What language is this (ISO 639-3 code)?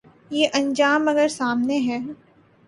urd